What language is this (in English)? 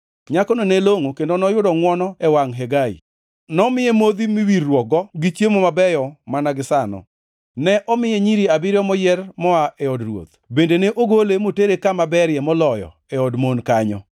Luo (Kenya and Tanzania)